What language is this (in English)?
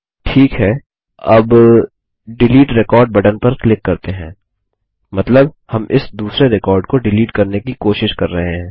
Hindi